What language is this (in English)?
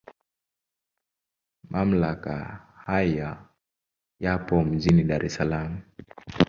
Swahili